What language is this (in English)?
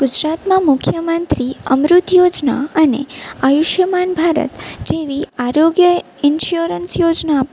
Gujarati